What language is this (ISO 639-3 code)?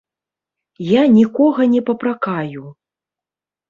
bel